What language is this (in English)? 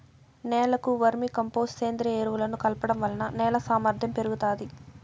Telugu